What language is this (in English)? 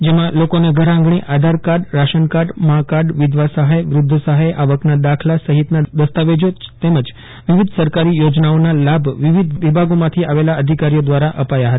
Gujarati